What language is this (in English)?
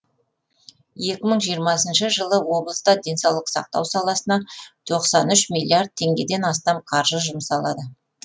Kazakh